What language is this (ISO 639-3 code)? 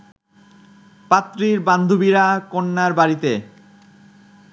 ben